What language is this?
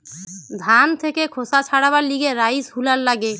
Bangla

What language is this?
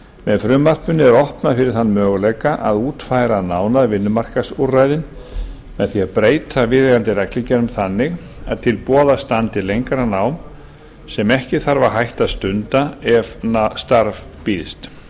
Icelandic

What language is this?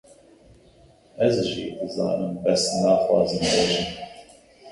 Kurdish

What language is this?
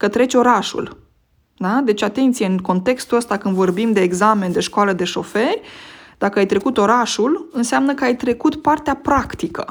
Romanian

